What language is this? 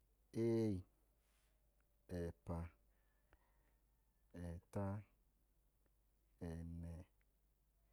Idoma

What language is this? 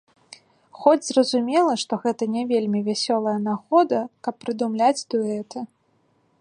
Belarusian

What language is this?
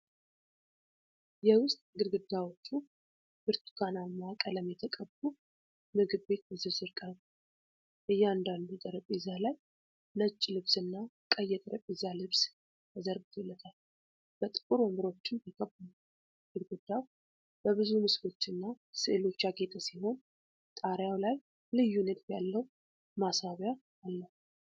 Amharic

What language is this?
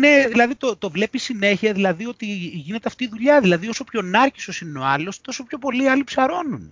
Greek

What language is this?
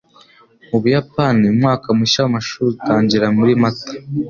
Kinyarwanda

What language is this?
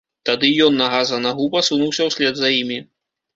Belarusian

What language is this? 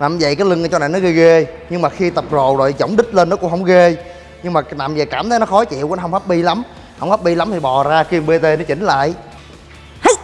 Vietnamese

